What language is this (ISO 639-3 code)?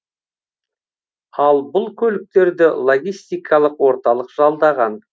kaz